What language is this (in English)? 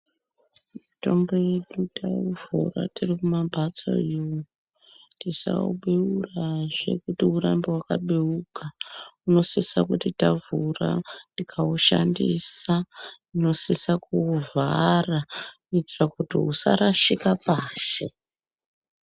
Ndau